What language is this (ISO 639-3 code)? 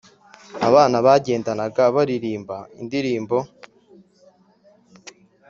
kin